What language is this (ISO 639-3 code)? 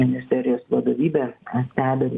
lit